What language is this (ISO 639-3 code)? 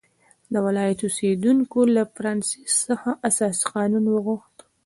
pus